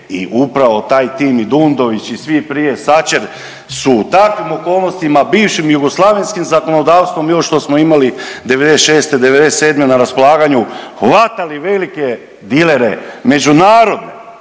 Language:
Croatian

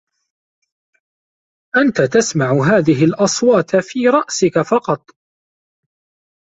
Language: Arabic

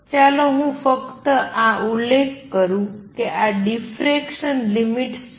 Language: Gujarati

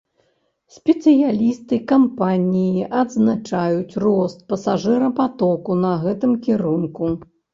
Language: Belarusian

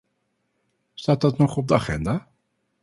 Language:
Dutch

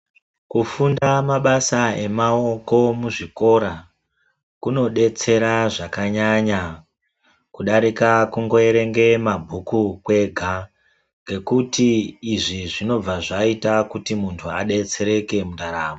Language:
Ndau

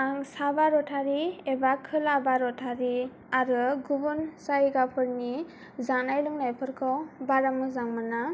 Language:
Bodo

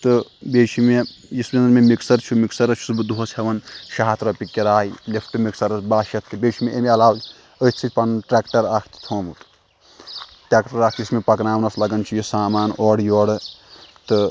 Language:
Kashmiri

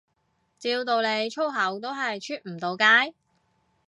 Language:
Cantonese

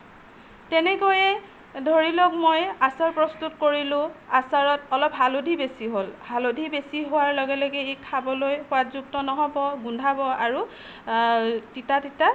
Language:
Assamese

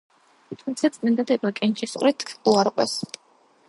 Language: Georgian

